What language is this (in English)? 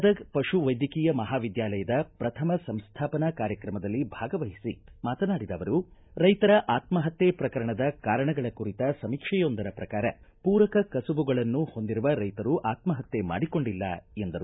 Kannada